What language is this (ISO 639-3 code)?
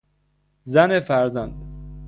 fas